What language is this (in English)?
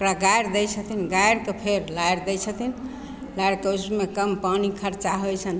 Maithili